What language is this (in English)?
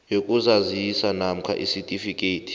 South Ndebele